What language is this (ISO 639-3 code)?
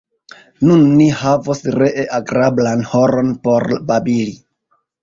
epo